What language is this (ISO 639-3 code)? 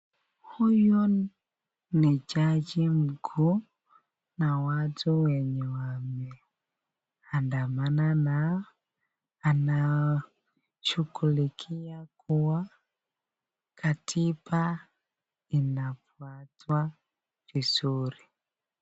swa